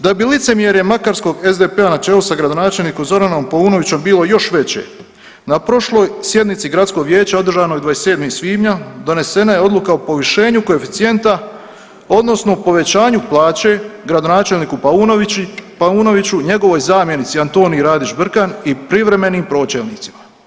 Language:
Croatian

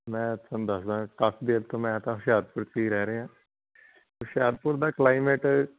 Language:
Punjabi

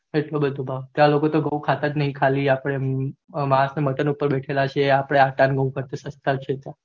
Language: Gujarati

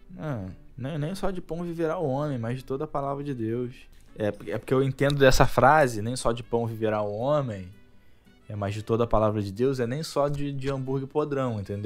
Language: Portuguese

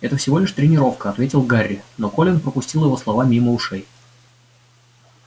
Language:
Russian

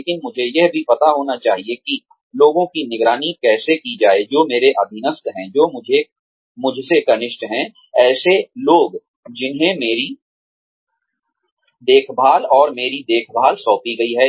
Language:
Hindi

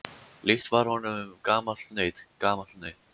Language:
Icelandic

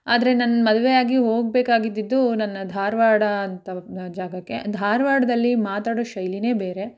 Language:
Kannada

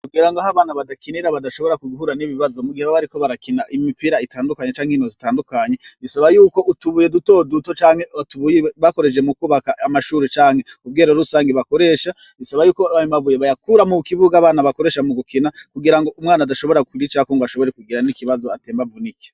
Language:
Rundi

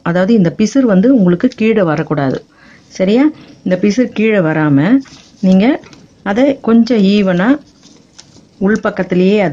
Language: English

